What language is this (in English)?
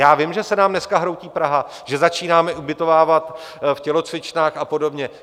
Czech